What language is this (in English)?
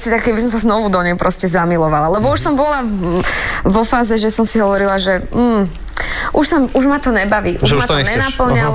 Slovak